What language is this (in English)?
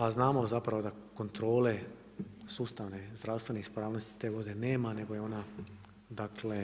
Croatian